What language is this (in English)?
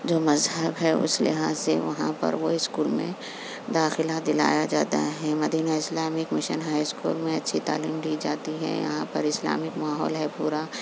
Urdu